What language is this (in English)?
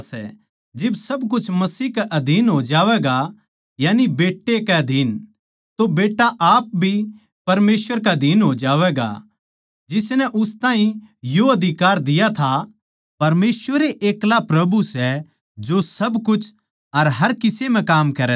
Haryanvi